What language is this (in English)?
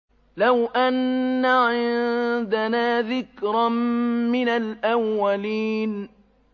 Arabic